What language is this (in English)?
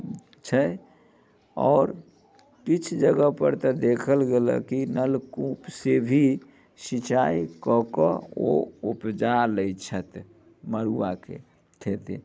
Maithili